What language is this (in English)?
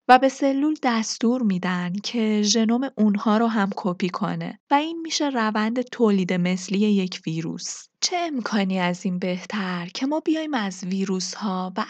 Persian